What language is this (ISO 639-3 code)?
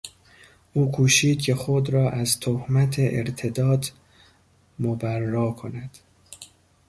fas